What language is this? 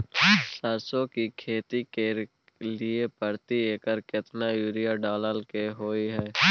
Maithili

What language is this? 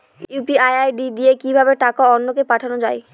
Bangla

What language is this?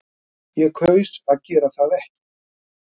Icelandic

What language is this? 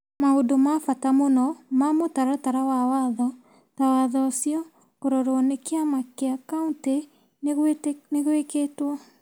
Kikuyu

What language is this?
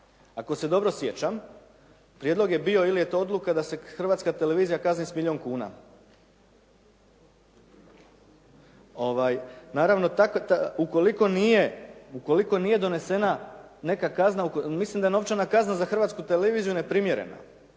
Croatian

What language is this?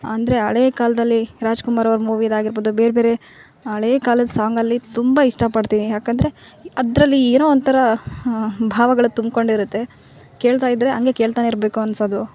Kannada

